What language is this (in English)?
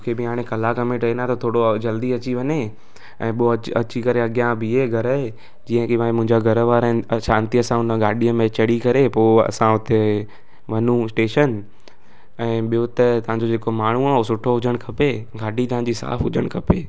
Sindhi